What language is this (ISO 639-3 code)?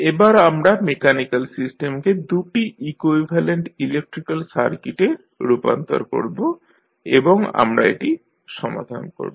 ben